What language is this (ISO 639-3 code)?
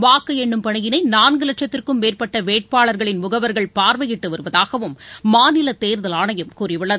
tam